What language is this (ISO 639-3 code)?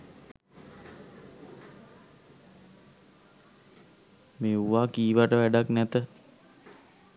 sin